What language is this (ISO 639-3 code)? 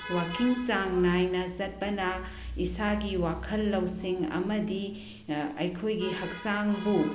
mni